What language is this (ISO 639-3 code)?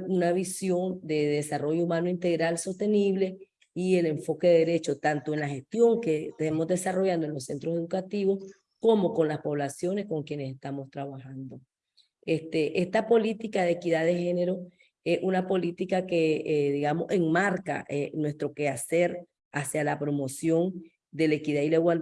spa